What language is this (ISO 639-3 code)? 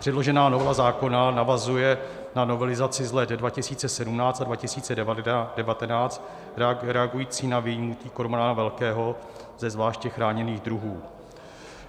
ces